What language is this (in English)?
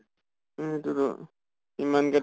Assamese